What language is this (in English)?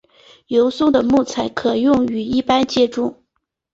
Chinese